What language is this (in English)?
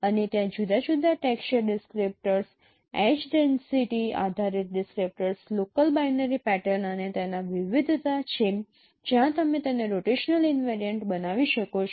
Gujarati